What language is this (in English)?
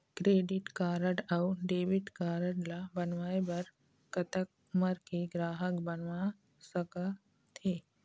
Chhattisgarhi